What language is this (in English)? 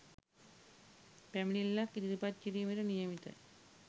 Sinhala